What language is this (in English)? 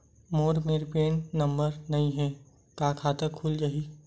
Chhattisgarhi